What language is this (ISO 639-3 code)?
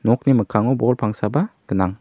grt